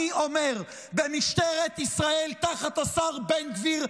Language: Hebrew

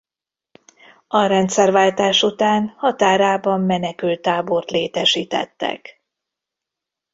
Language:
Hungarian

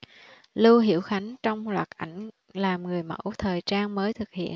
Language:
Vietnamese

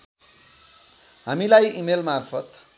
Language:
Nepali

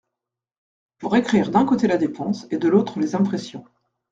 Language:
French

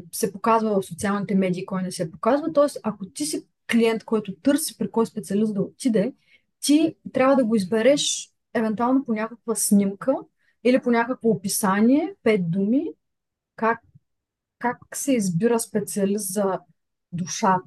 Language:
Bulgarian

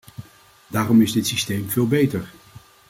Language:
Dutch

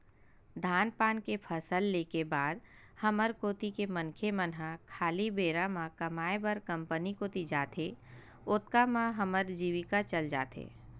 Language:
Chhattisgarhi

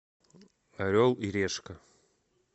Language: Russian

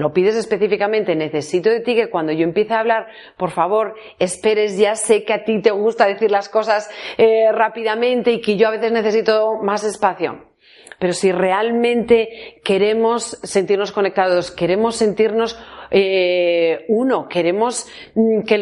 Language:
Spanish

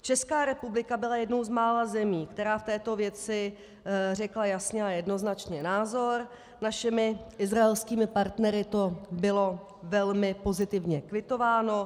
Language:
Czech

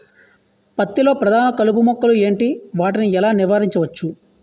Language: Telugu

